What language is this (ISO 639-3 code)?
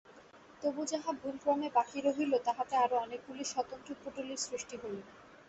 ben